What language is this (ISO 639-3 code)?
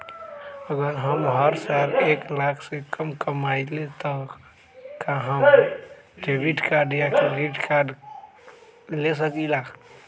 mag